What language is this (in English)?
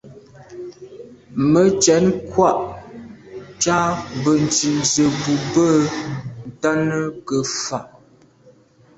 Medumba